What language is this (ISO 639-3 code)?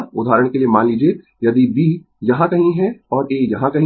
hin